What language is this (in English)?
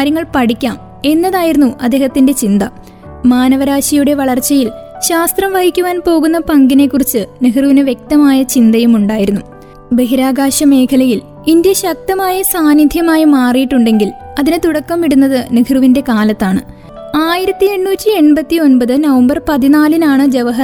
Malayalam